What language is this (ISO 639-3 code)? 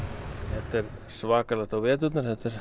isl